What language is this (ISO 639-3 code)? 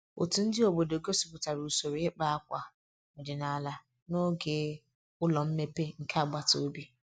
ibo